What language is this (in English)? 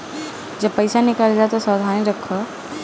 Bhojpuri